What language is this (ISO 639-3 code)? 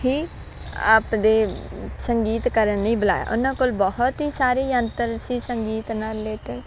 pan